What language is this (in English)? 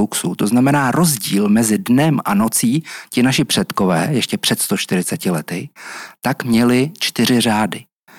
Czech